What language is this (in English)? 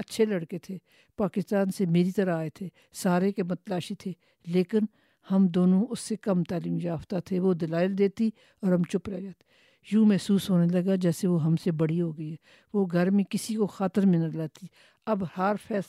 Urdu